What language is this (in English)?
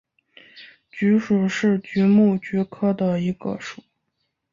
Chinese